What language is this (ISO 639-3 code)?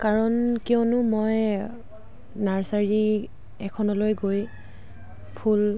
asm